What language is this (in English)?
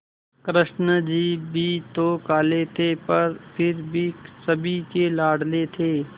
Hindi